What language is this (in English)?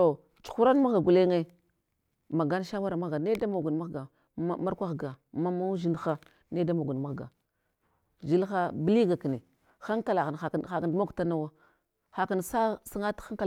Hwana